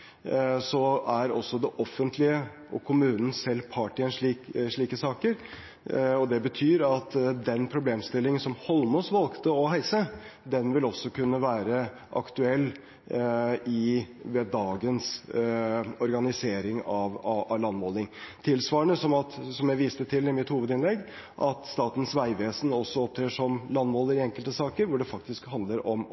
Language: Norwegian Bokmål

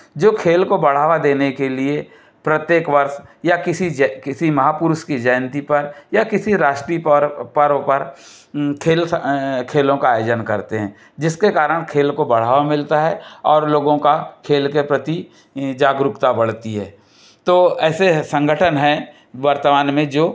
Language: Hindi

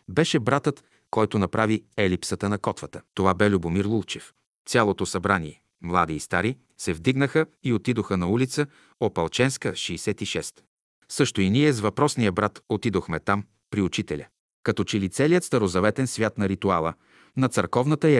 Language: Bulgarian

